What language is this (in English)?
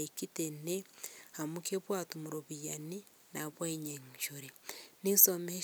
Masai